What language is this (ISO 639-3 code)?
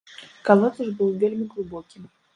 bel